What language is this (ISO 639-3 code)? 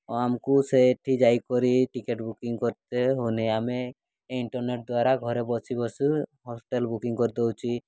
ori